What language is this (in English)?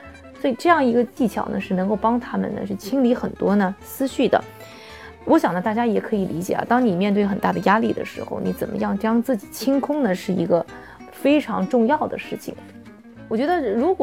Chinese